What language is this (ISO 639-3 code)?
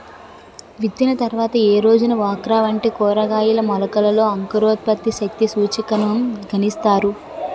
tel